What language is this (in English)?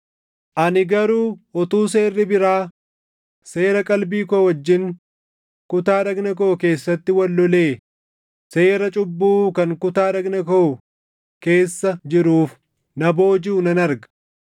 Oromo